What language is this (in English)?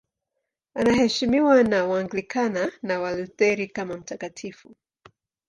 Swahili